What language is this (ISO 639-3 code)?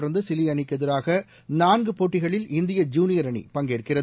tam